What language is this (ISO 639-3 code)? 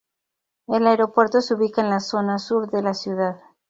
spa